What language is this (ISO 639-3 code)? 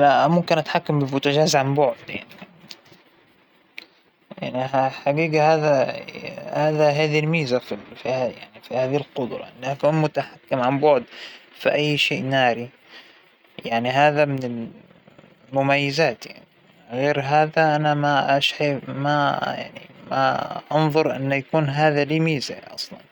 acw